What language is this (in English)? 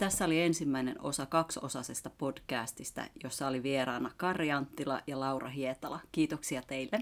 Finnish